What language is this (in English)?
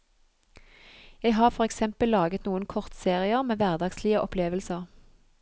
Norwegian